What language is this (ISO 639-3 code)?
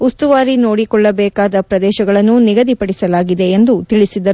kan